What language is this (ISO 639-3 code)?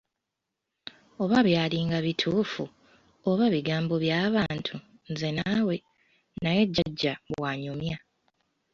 lug